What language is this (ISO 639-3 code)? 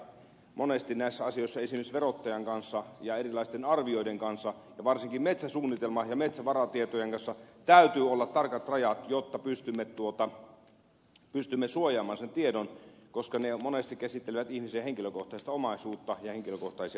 fin